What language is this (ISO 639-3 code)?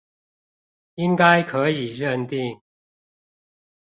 zho